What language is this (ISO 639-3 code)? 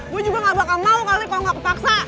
ind